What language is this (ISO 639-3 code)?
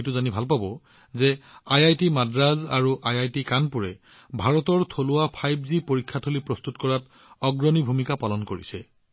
asm